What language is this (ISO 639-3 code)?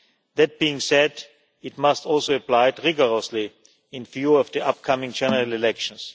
eng